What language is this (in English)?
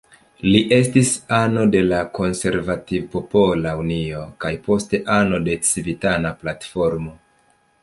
Esperanto